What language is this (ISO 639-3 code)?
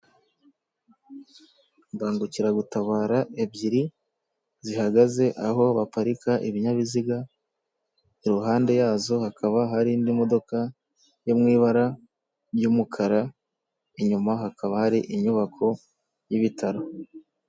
kin